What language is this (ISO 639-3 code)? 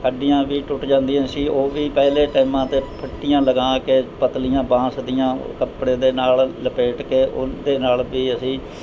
pan